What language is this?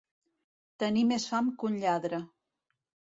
Catalan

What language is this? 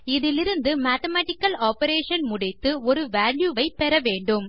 Tamil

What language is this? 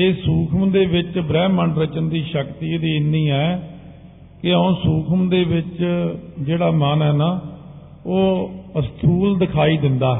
Punjabi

